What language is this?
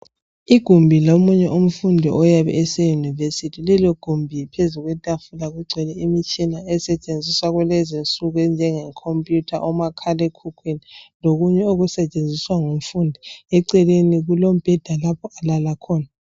North Ndebele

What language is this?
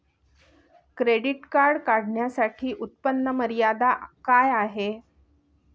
Marathi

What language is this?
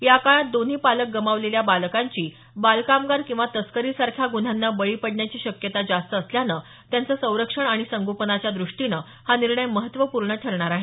Marathi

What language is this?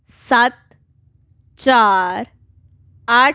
Punjabi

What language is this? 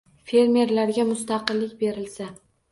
Uzbek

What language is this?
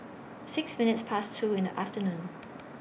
English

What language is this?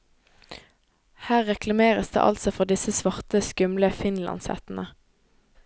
Norwegian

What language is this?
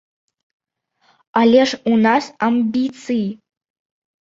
Belarusian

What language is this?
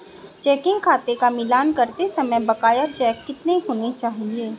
Hindi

